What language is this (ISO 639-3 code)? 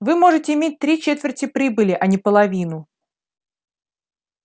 rus